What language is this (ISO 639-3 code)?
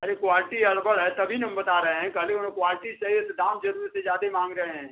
hin